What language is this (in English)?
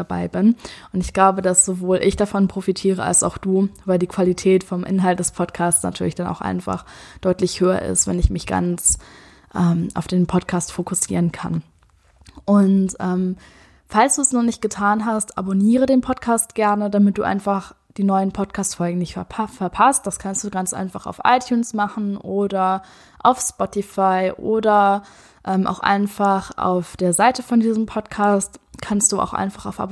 German